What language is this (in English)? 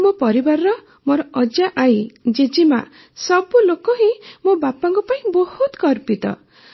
Odia